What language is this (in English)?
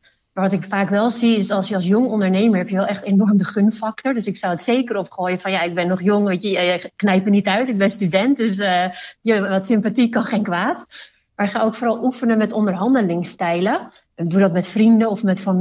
Dutch